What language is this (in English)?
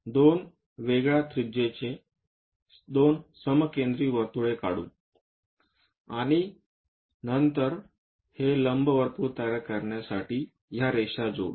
Marathi